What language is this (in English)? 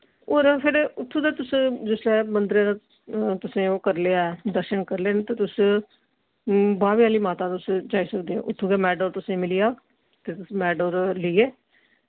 Dogri